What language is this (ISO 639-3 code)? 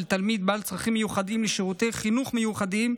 heb